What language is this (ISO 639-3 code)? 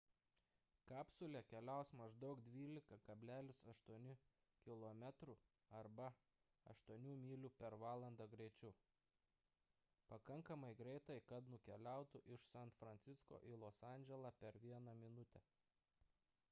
lit